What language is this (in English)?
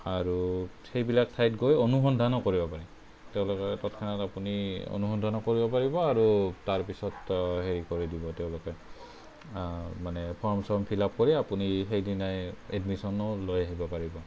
Assamese